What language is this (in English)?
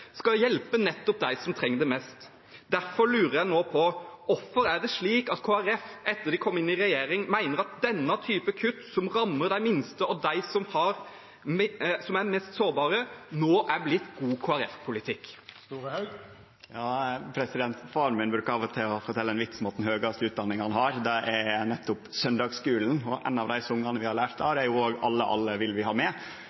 Norwegian